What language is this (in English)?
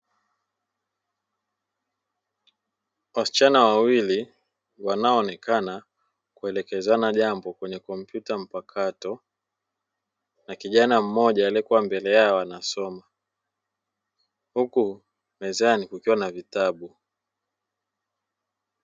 Swahili